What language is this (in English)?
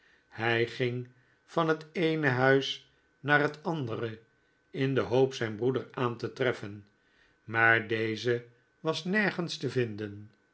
Dutch